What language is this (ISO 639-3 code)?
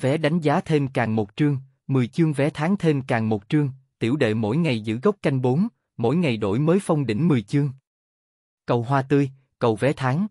vie